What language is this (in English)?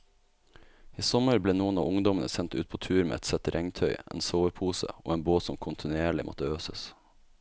Norwegian